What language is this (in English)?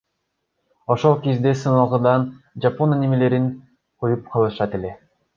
Kyrgyz